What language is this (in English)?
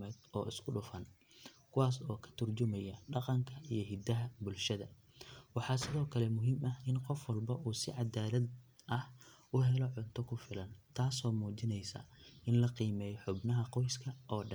Somali